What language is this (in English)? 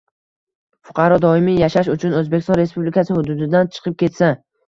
Uzbek